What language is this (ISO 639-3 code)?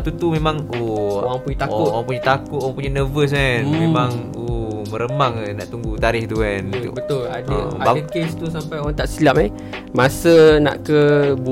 msa